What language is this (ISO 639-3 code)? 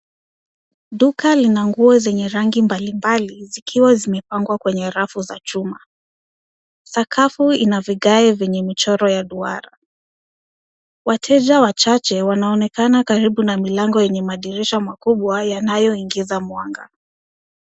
swa